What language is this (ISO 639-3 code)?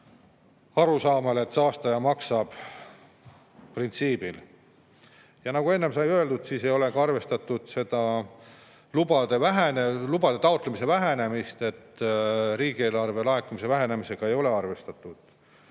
est